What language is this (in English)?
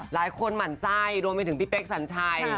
Thai